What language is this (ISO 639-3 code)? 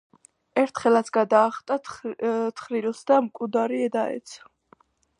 kat